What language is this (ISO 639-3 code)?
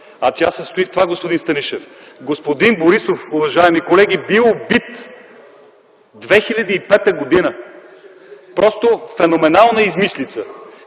bul